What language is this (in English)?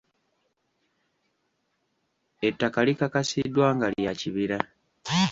Ganda